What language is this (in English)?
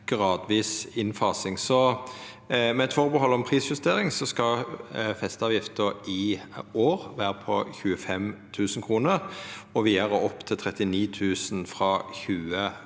Norwegian